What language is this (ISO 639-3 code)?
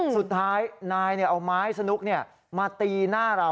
tha